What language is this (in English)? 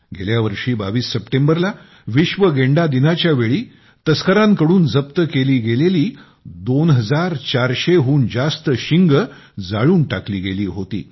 Marathi